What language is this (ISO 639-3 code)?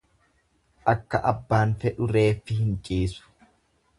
orm